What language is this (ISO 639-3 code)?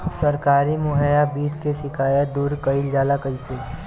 bho